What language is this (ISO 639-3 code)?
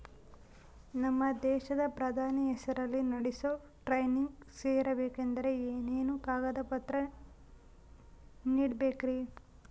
kan